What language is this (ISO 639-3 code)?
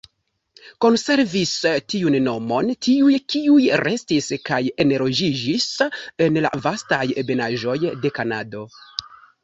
epo